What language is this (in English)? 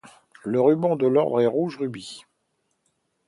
French